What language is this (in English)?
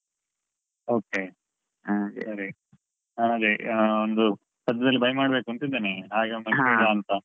Kannada